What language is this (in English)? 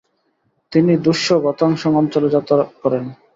Bangla